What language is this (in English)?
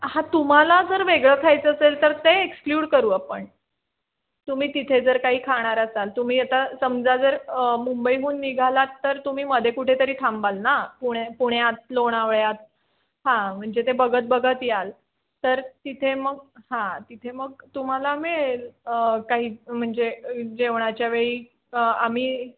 Marathi